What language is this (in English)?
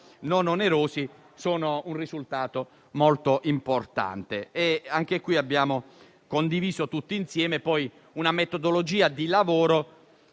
Italian